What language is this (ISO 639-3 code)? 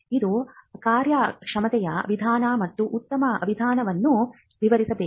kan